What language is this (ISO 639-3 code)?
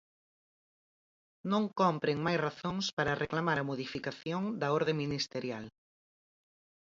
glg